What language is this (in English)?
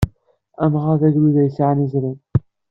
Kabyle